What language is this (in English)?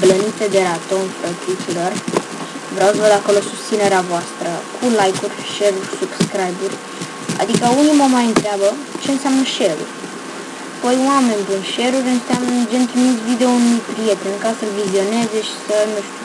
Romanian